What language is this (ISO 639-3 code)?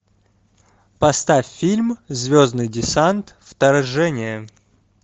rus